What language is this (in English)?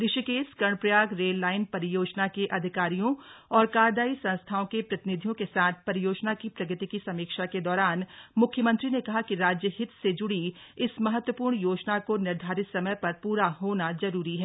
Hindi